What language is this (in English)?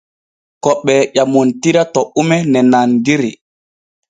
Borgu Fulfulde